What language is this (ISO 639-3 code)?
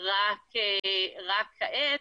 heb